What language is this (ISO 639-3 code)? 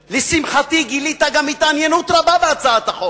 heb